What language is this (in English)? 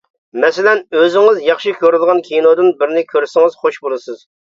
Uyghur